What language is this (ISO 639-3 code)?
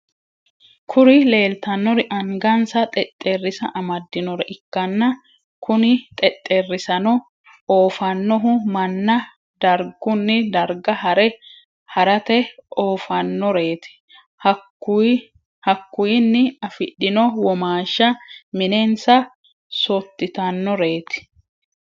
sid